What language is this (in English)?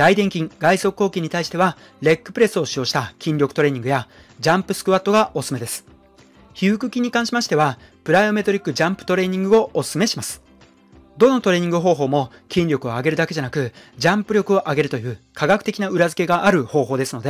Japanese